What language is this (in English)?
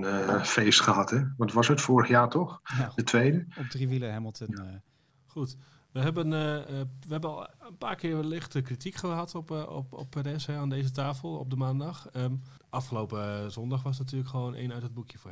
Dutch